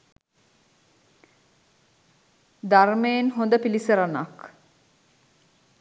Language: Sinhala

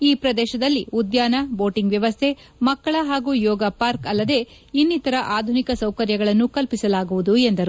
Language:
Kannada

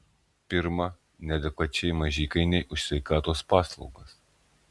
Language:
Lithuanian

